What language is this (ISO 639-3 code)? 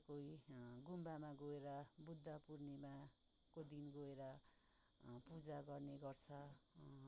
nep